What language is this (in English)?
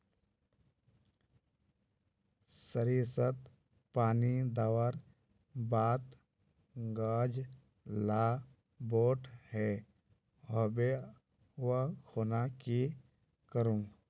Magahi